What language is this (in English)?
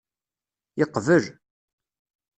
Kabyle